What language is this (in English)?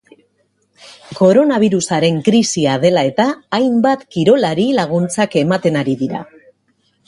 Basque